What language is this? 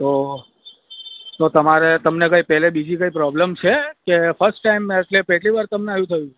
Gujarati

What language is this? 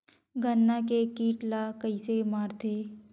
Chhattisgarhi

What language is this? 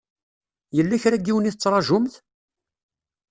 Kabyle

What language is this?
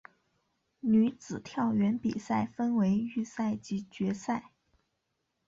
Chinese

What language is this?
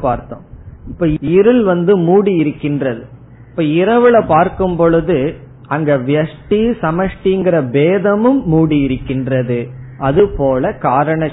Tamil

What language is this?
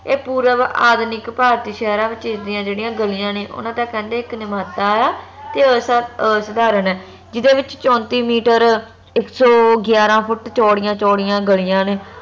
Punjabi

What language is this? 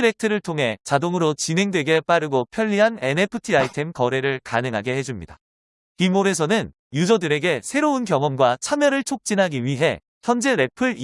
Korean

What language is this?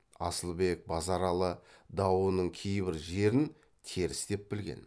Kazakh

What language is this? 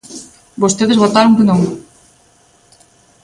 Galician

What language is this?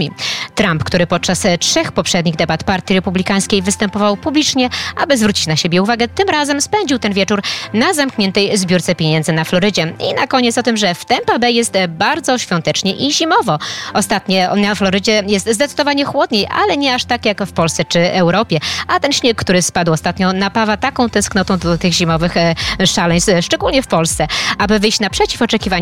Polish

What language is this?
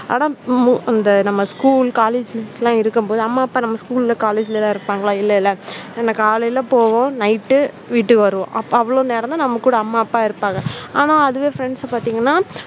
Tamil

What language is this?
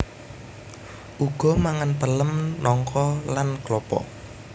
Javanese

